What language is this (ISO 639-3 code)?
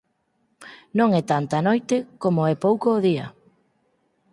glg